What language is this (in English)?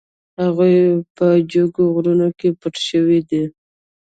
Pashto